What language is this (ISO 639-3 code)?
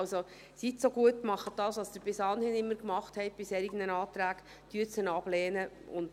gsw